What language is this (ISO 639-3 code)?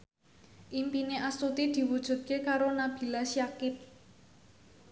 jav